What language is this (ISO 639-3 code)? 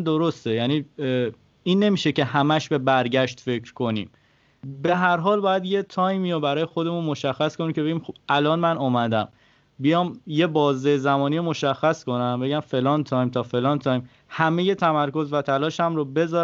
fas